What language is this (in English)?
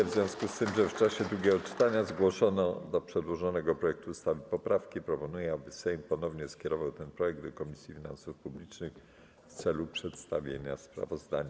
Polish